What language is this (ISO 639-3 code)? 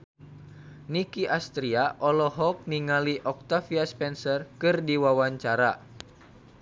sun